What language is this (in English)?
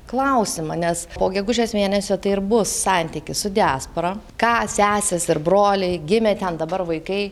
Lithuanian